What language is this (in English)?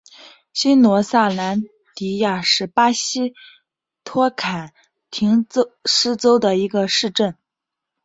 Chinese